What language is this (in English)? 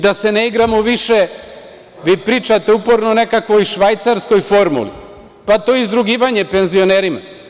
Serbian